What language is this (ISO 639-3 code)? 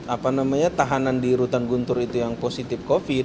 ind